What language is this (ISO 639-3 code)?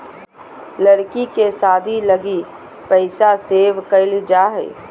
mag